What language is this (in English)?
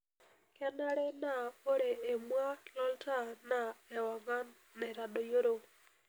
Masai